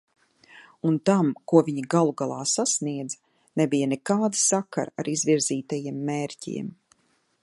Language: Latvian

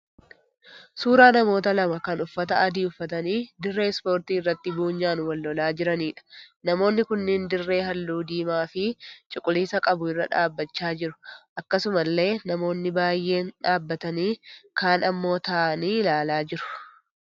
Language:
Oromo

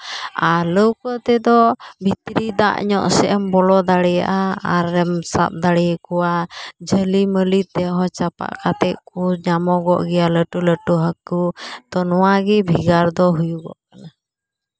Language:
Santali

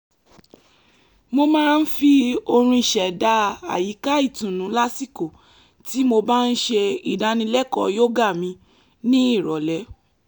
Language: Yoruba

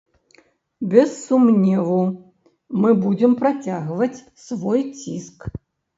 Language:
Belarusian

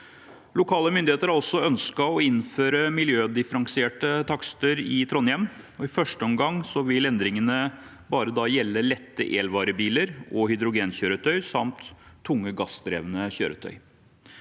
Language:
Norwegian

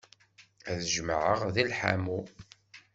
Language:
Kabyle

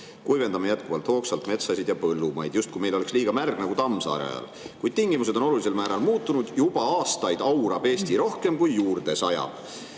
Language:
Estonian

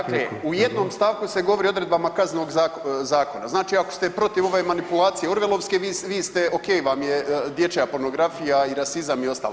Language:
Croatian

